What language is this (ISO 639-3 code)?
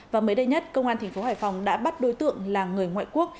vie